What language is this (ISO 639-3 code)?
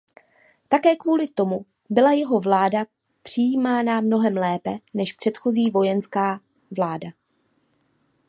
ces